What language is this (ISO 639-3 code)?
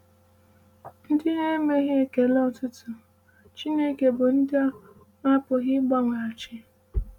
ibo